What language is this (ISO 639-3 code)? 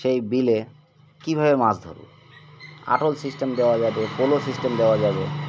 ben